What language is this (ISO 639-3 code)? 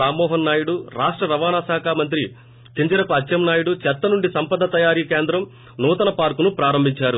tel